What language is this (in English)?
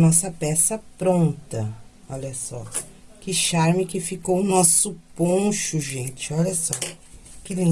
Portuguese